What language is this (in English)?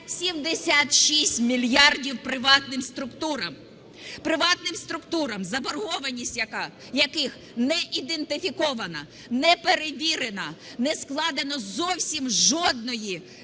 Ukrainian